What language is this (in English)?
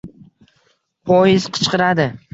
Uzbek